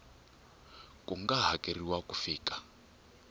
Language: Tsonga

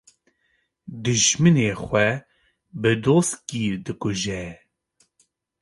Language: Kurdish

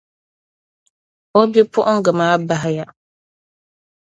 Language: Dagbani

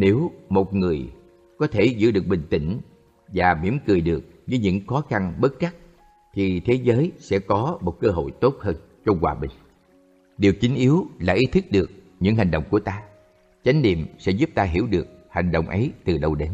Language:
Vietnamese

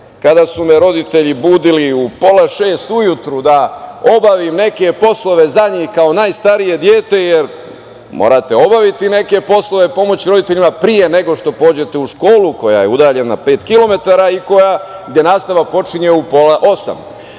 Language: Serbian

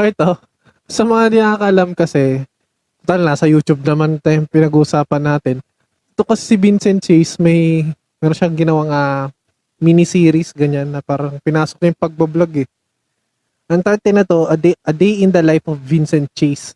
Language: Filipino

